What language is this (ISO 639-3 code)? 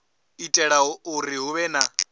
ven